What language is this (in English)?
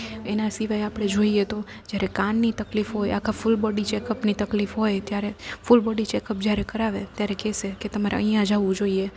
Gujarati